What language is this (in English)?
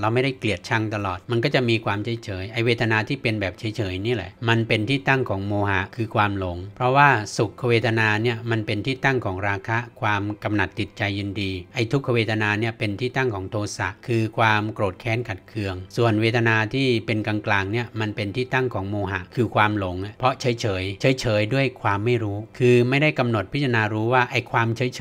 Thai